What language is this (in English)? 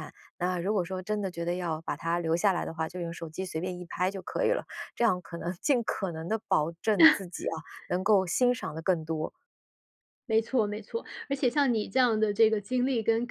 Chinese